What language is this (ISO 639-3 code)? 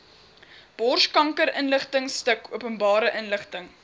afr